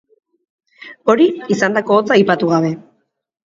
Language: Basque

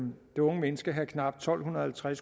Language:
Danish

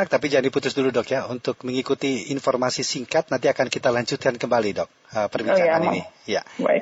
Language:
Indonesian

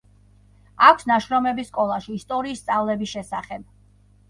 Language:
Georgian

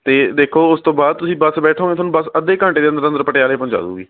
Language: Punjabi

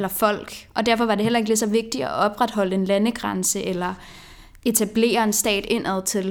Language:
Danish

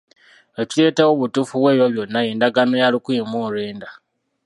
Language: Ganda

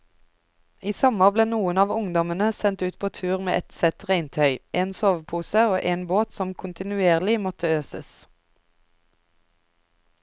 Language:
Norwegian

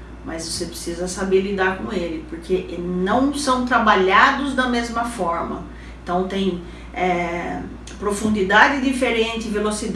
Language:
Portuguese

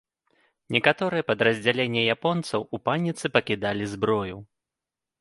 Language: Belarusian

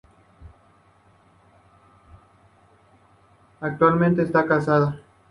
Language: Spanish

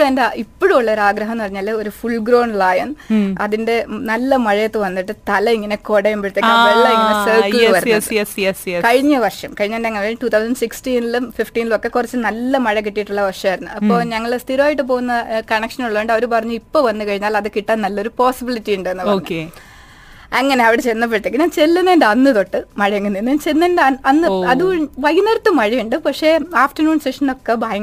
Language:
Malayalam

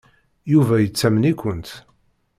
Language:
Kabyle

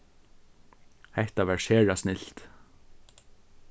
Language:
Faroese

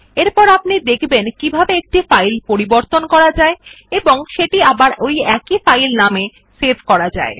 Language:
Bangla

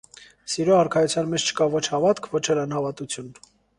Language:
Armenian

